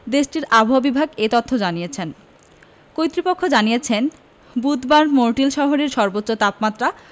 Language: Bangla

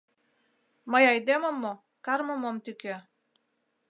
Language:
Mari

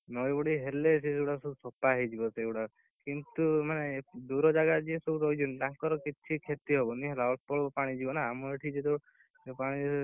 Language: Odia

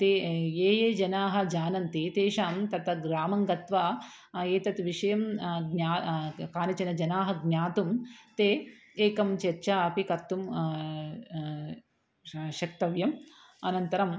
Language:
Sanskrit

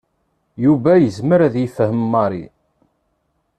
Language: Kabyle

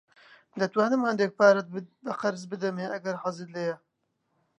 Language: Central Kurdish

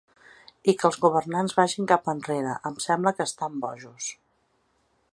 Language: Catalan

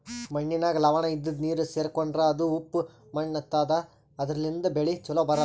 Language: Kannada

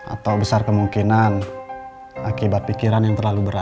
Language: Indonesian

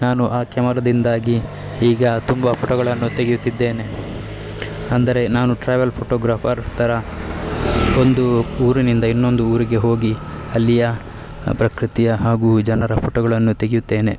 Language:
Kannada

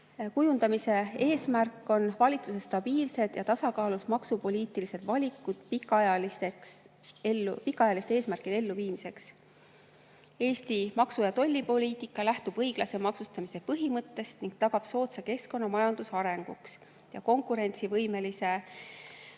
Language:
Estonian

